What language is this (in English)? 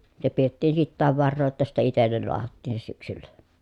Finnish